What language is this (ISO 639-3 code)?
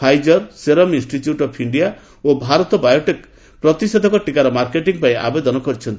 ori